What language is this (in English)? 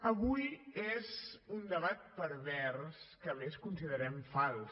Catalan